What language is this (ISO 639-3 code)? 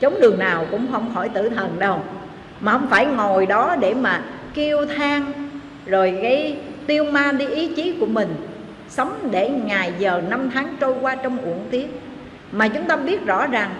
vie